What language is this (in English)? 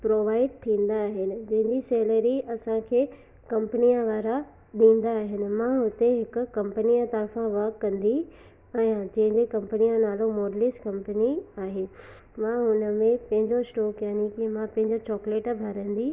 Sindhi